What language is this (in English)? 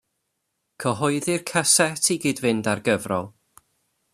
Welsh